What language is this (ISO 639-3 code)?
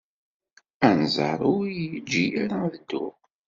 kab